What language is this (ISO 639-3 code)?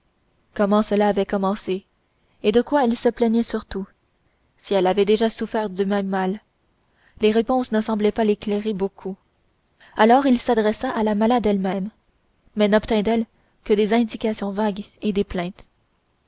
fra